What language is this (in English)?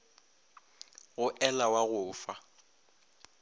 Northern Sotho